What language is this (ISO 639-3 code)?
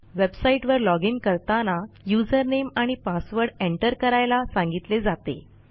mar